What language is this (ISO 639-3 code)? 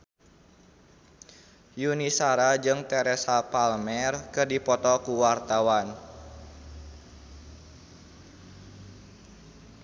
sun